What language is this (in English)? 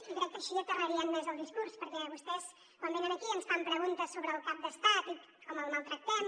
Catalan